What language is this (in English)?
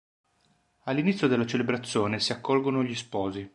Italian